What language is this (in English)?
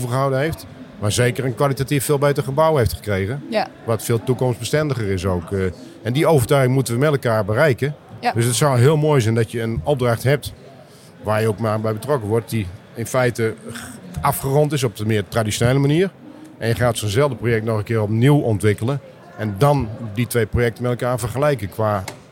Dutch